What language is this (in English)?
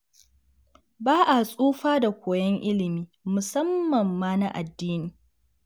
Hausa